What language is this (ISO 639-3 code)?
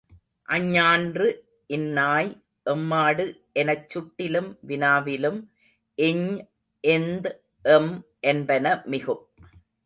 tam